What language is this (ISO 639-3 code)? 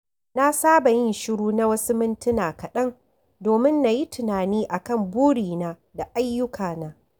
hau